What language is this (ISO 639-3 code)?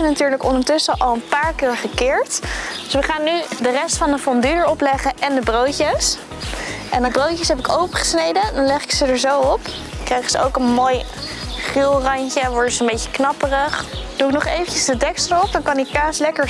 nld